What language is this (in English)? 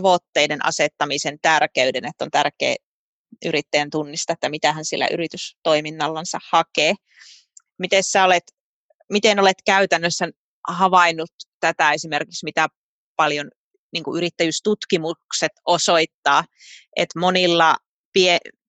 Finnish